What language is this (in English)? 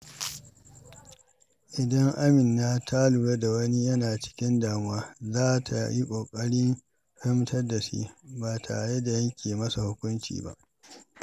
Hausa